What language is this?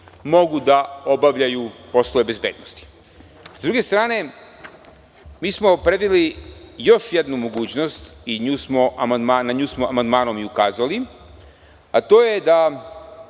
Serbian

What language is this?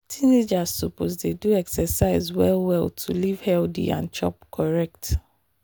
Nigerian Pidgin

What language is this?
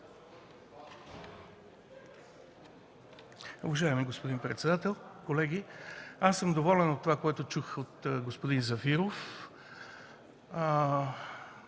Bulgarian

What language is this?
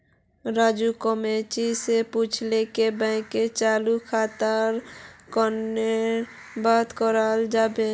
Magahi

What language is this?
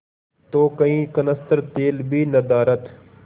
Hindi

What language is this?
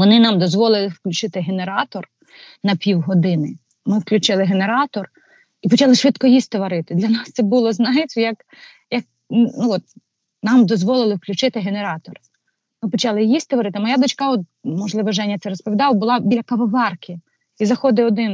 Ukrainian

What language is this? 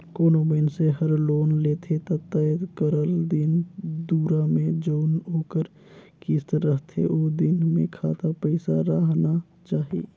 Chhattisgarhi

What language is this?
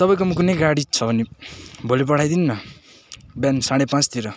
Nepali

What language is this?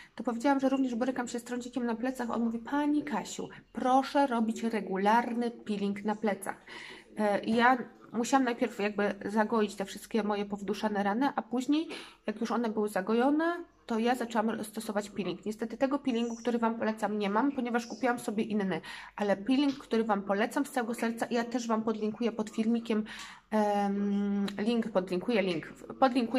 Polish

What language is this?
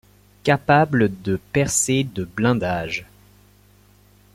French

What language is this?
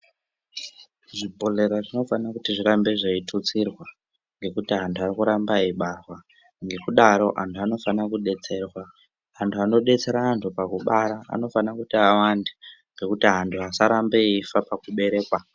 Ndau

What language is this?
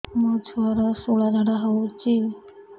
Odia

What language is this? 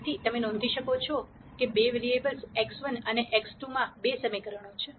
Gujarati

